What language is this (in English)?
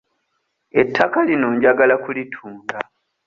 Ganda